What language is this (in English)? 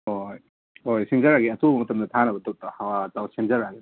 Manipuri